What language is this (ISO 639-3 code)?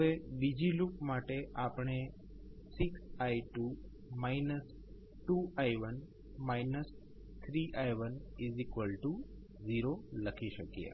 guj